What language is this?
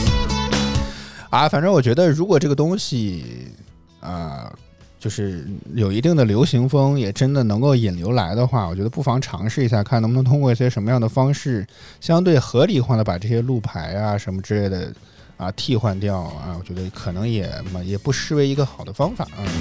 Chinese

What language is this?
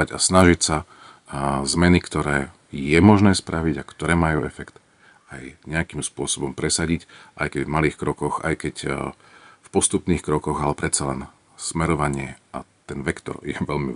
Slovak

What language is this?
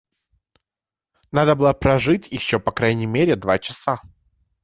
Russian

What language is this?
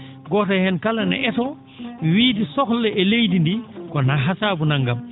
Fula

